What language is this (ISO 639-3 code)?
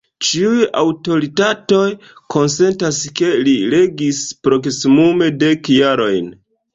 epo